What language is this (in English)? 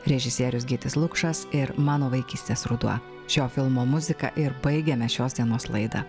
Lithuanian